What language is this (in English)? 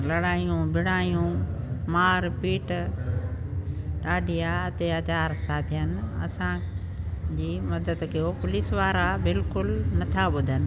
Sindhi